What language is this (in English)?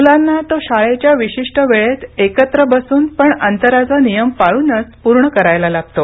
Marathi